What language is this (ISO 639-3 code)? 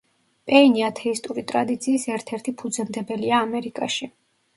kat